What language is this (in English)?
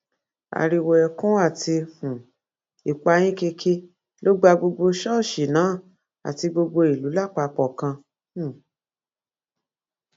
Yoruba